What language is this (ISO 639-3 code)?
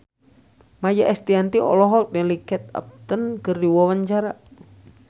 sun